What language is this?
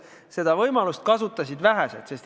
Estonian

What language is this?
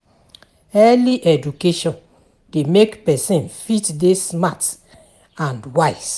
Nigerian Pidgin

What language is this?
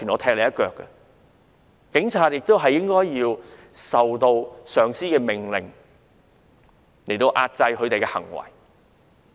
Cantonese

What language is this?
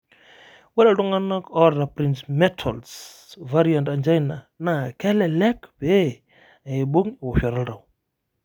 Masai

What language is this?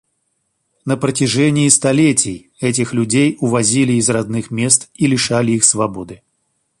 Russian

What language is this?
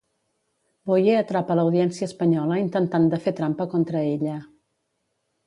Catalan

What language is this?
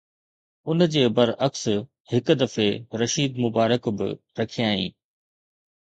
Sindhi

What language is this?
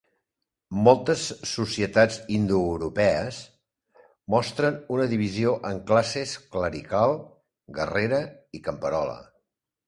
Catalan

